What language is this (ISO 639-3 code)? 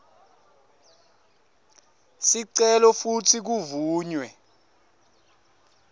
ssw